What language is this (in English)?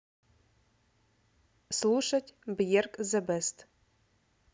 Russian